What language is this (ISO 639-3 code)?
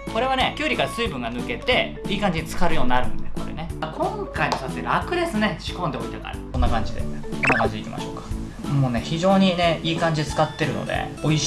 jpn